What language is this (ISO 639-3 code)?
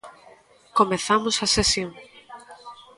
glg